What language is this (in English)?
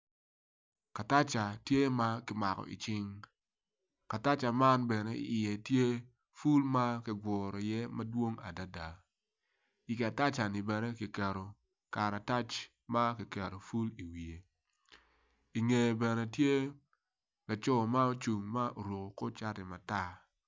Acoli